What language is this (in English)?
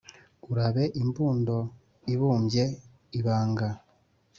Kinyarwanda